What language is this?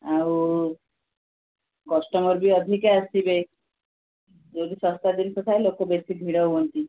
Odia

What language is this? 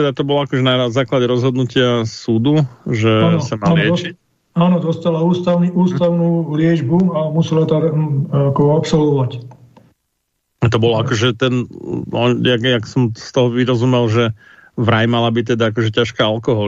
Slovak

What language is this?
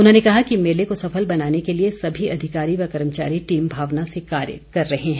Hindi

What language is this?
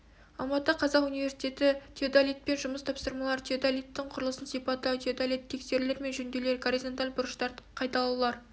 Kazakh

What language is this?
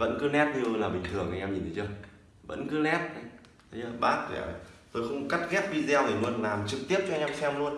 Vietnamese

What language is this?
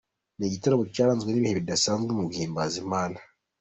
Kinyarwanda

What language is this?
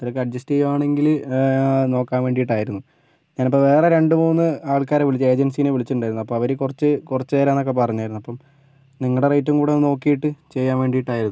Malayalam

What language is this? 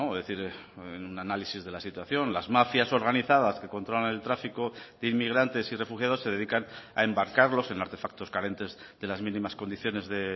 Spanish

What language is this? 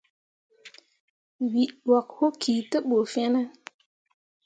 Mundang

